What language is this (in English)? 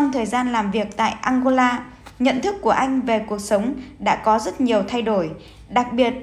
Vietnamese